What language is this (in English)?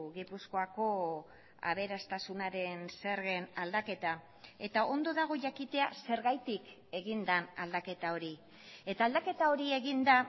Basque